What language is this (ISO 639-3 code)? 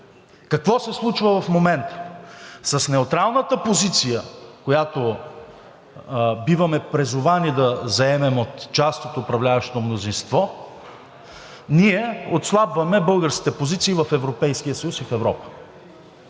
bul